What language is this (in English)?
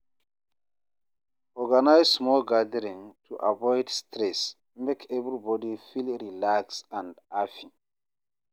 Nigerian Pidgin